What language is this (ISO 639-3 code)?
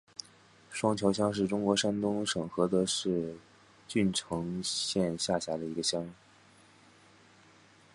zho